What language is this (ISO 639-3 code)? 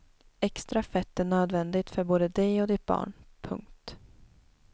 swe